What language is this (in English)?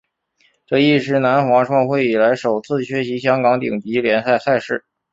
Chinese